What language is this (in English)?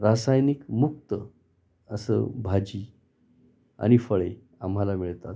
Marathi